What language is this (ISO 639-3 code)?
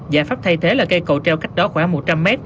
vie